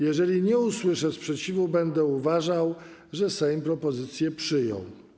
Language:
Polish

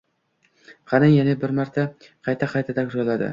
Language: Uzbek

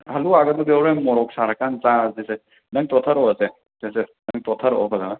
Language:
Manipuri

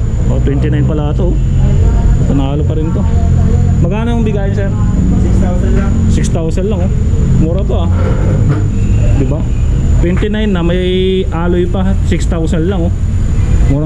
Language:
Filipino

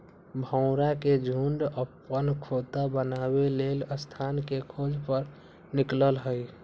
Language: Magahi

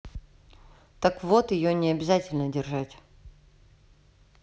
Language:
Russian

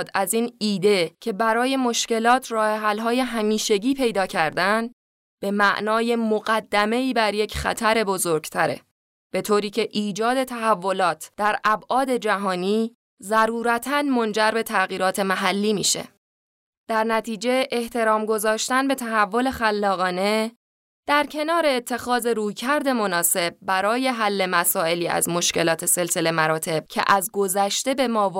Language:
Persian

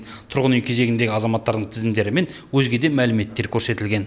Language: Kazakh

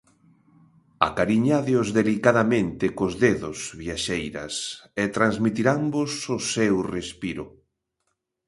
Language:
Galician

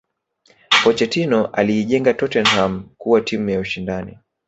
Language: Swahili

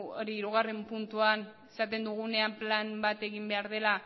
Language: Basque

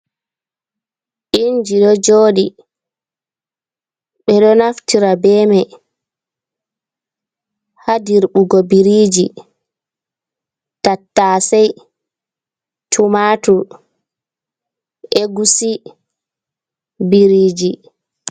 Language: Fula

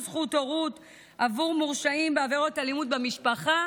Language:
Hebrew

